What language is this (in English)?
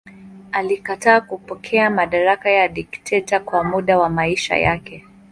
Swahili